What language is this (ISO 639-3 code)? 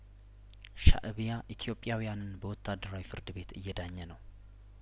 amh